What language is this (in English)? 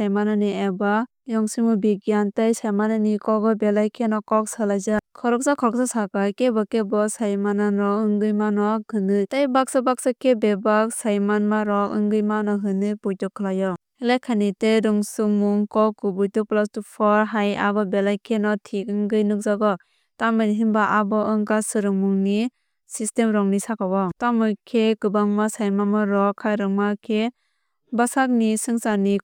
Kok Borok